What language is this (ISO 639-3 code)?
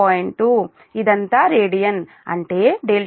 tel